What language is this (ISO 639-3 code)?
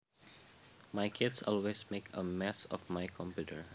jav